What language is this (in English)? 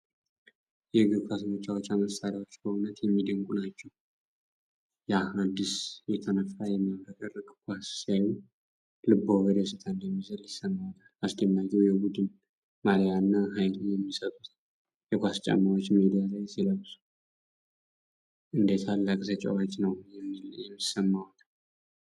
Amharic